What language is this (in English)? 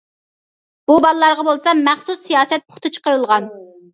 Uyghur